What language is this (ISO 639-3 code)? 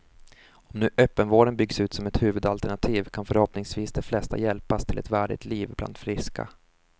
swe